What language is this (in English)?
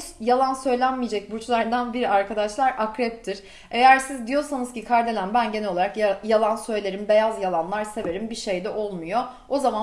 Turkish